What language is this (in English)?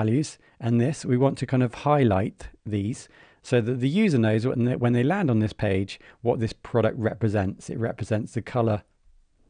English